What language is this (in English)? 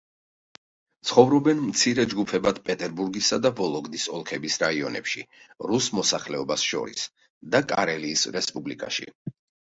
Georgian